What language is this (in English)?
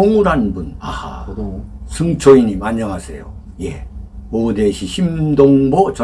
Korean